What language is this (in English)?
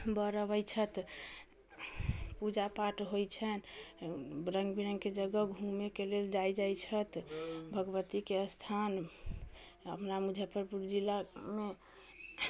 Maithili